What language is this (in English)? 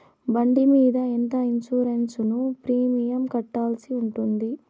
Telugu